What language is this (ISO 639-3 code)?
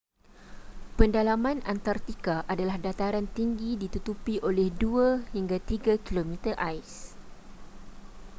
msa